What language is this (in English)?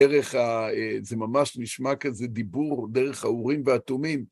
Hebrew